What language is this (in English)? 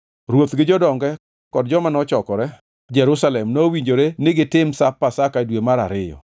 Luo (Kenya and Tanzania)